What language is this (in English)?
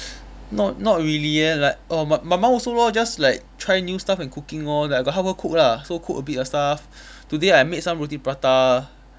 English